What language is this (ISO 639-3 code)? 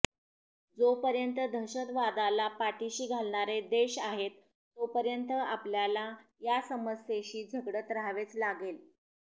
mar